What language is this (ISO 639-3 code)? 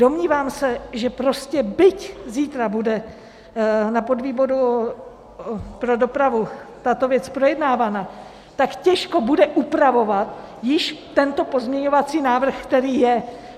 ces